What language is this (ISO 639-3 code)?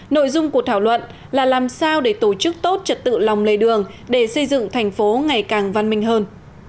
vie